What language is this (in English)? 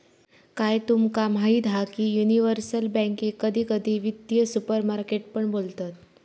Marathi